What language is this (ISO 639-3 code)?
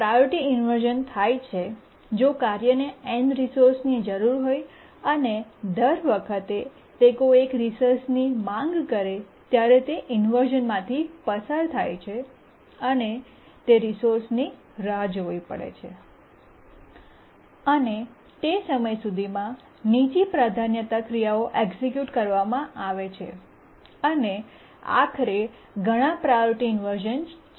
guj